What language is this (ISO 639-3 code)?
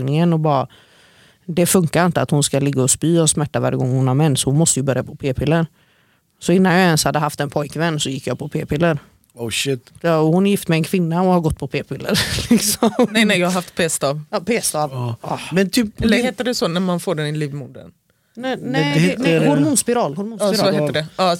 swe